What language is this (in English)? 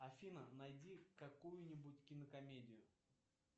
Russian